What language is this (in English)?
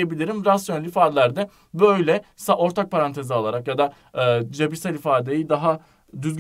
Turkish